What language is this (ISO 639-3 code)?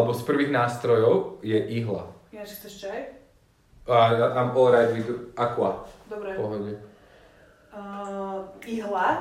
slk